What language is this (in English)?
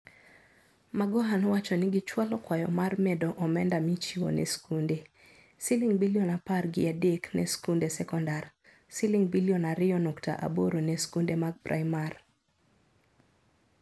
Luo (Kenya and Tanzania)